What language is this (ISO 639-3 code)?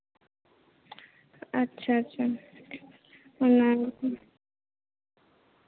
sat